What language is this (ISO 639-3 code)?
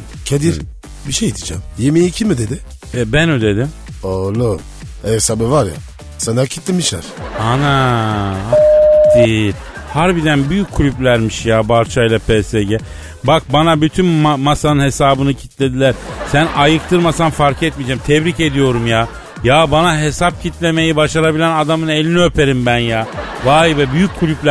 tur